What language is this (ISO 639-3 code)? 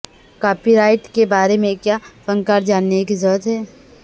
urd